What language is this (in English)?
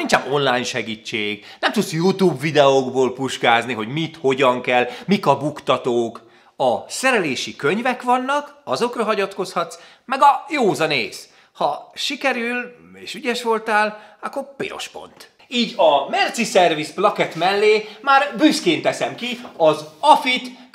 Hungarian